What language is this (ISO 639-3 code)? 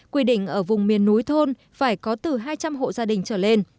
vie